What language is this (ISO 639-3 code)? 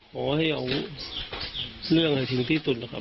tha